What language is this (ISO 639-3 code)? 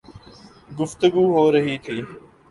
urd